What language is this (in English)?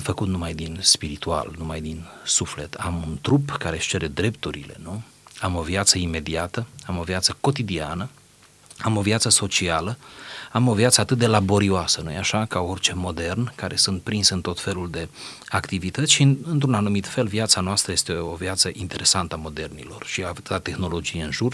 Romanian